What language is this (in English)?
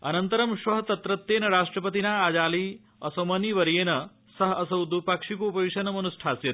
Sanskrit